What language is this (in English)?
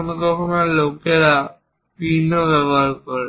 Bangla